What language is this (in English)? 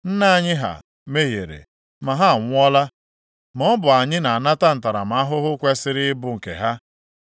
Igbo